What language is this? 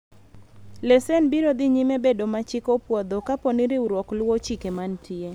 Luo (Kenya and Tanzania)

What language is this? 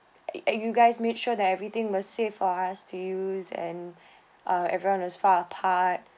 English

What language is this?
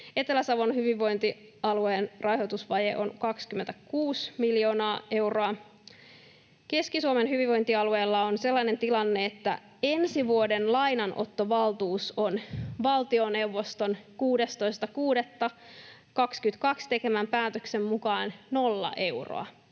Finnish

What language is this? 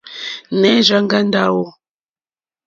Mokpwe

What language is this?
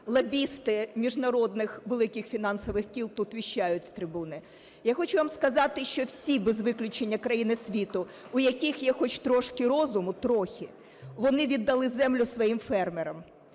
Ukrainian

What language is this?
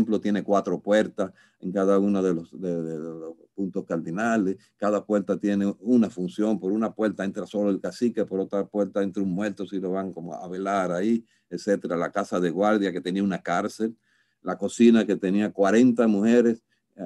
Spanish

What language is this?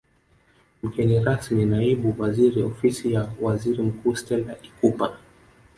Swahili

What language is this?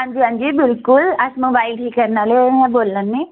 Dogri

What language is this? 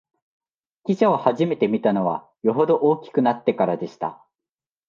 Japanese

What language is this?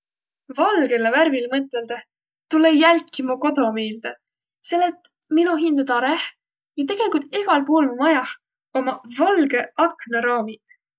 Võro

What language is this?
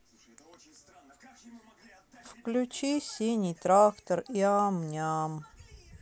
Russian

